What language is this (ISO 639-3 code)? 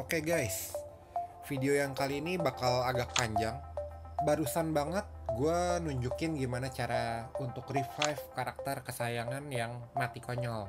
ind